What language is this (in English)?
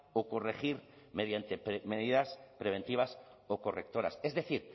Spanish